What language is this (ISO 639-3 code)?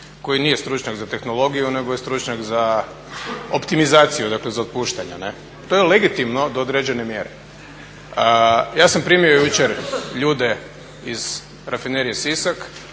hrv